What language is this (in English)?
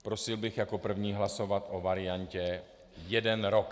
Czech